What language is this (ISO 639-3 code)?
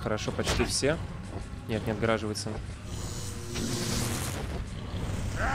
rus